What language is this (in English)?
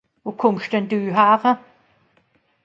Swiss German